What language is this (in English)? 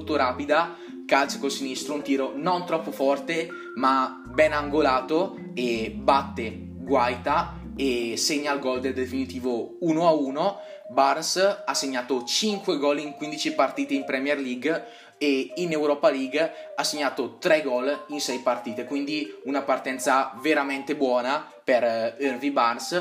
Italian